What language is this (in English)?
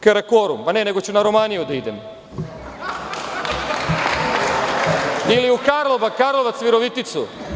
Serbian